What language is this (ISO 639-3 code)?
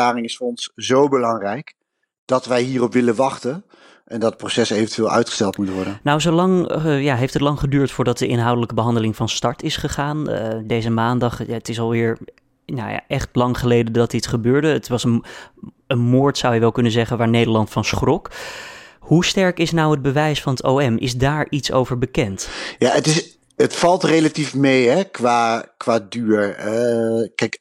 nld